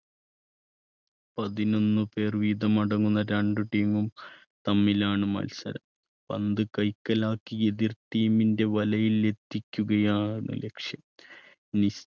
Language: Malayalam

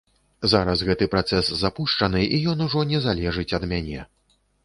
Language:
Belarusian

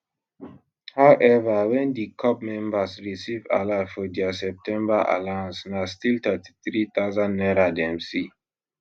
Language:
Nigerian Pidgin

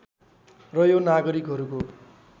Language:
Nepali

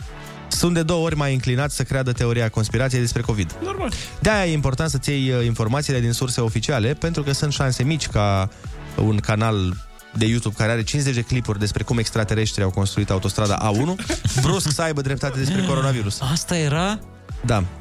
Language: Romanian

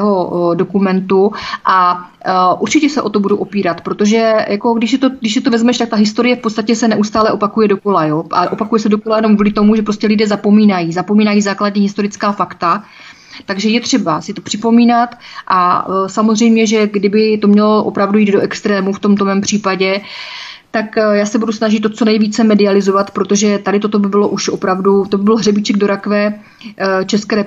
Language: Czech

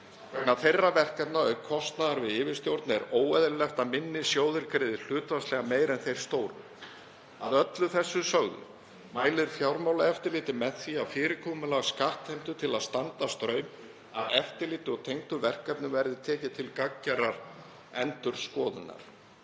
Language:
Icelandic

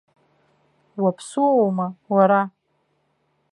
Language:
Abkhazian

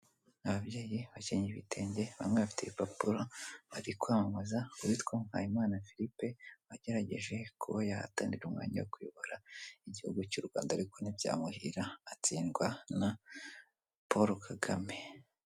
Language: Kinyarwanda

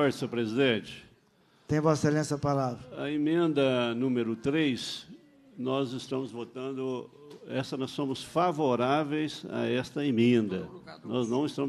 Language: Portuguese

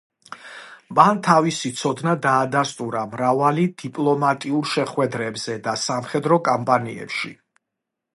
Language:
Georgian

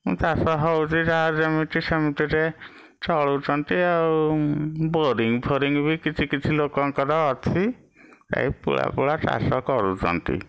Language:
Odia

